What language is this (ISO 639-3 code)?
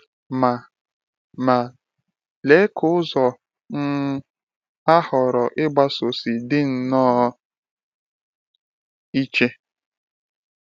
ibo